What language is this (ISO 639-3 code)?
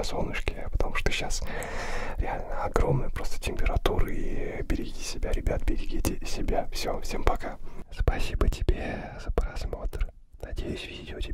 rus